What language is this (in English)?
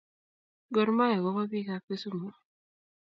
Kalenjin